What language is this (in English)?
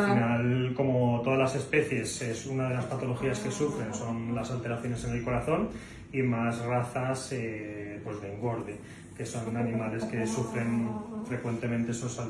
Spanish